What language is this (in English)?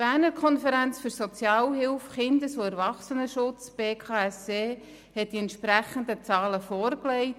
Swiss German